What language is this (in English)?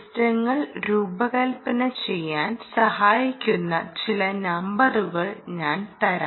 Malayalam